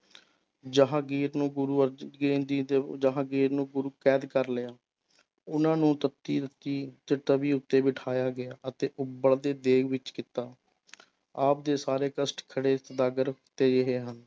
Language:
Punjabi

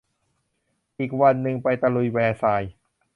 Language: Thai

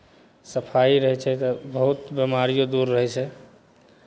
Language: Maithili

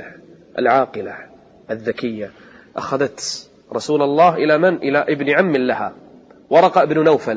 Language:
Arabic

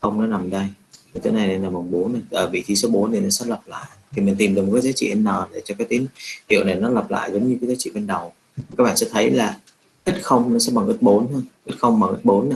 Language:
Vietnamese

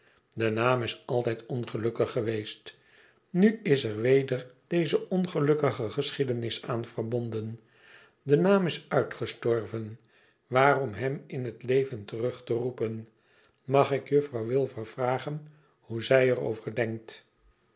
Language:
Dutch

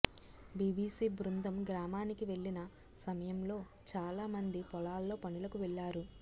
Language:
Telugu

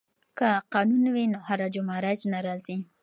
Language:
Pashto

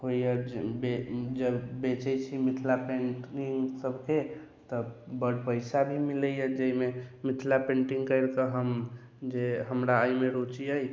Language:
Maithili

